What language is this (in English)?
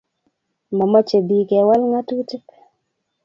Kalenjin